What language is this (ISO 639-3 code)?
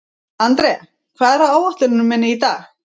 isl